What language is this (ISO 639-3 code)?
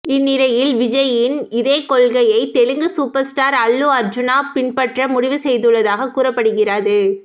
tam